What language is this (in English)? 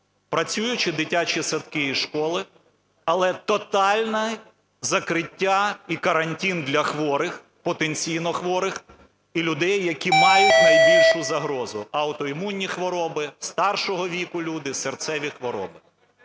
Ukrainian